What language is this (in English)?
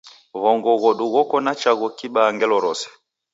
Taita